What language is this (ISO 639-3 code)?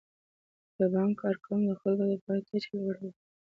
pus